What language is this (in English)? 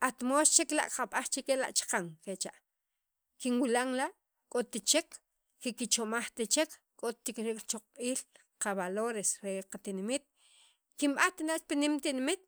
Sacapulteco